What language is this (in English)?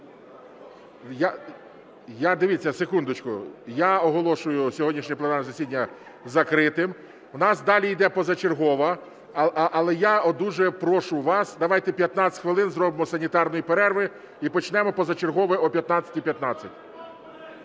Ukrainian